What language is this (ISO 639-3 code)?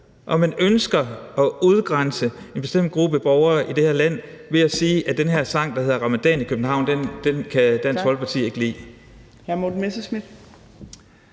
dan